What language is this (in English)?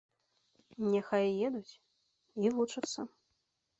Belarusian